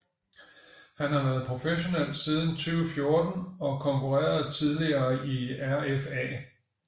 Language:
Danish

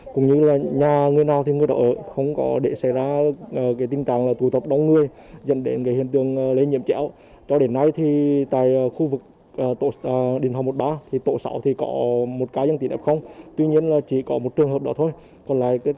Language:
Vietnamese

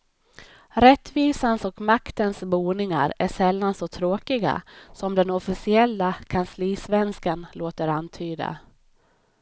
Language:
Swedish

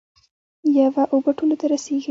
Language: Pashto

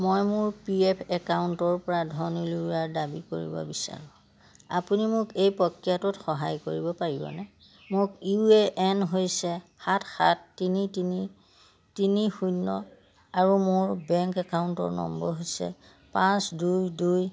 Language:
Assamese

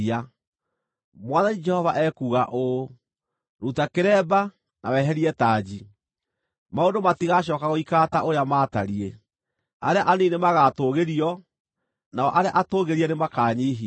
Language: Kikuyu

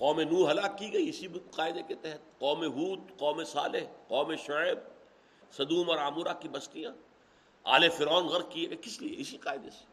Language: Urdu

